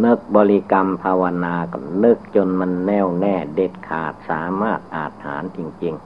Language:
Thai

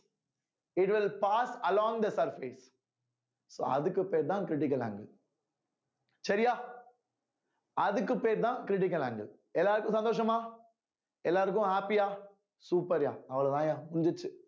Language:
Tamil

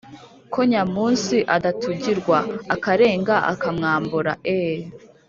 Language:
Kinyarwanda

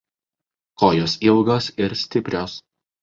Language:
Lithuanian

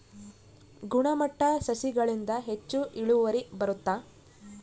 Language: Kannada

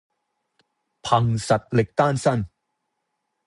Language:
Cantonese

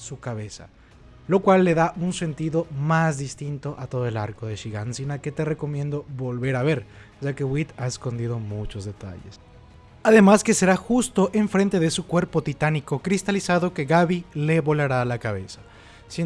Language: Spanish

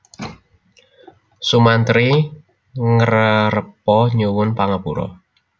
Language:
Javanese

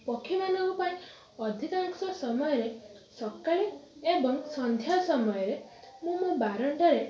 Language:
Odia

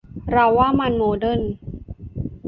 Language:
Thai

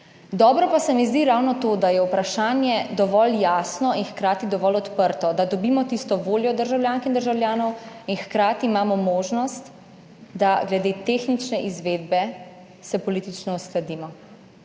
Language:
Slovenian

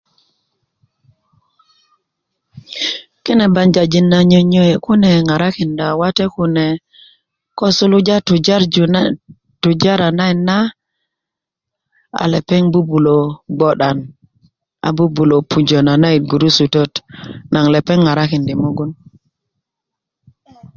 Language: Kuku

